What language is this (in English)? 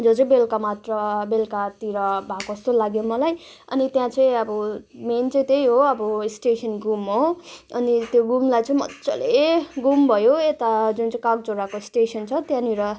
Nepali